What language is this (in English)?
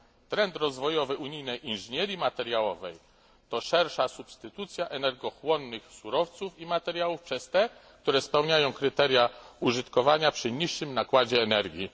Polish